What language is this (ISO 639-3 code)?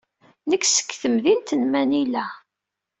kab